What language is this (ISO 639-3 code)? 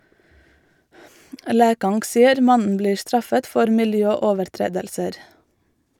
nor